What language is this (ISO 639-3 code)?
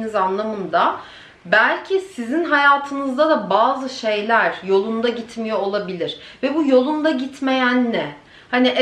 tur